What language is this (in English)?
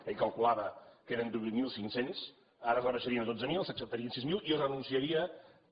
Catalan